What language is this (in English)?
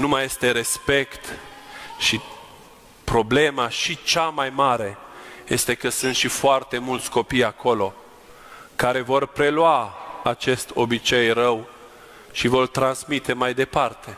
Romanian